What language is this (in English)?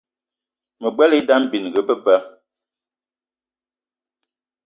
Eton (Cameroon)